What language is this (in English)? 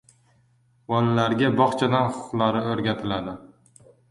Uzbek